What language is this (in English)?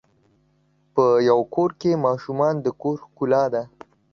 Pashto